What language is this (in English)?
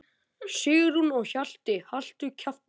Icelandic